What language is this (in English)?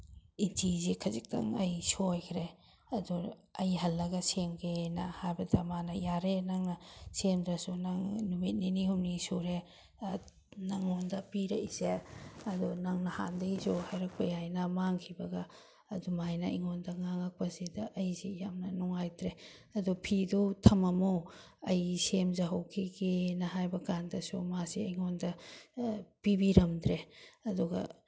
Manipuri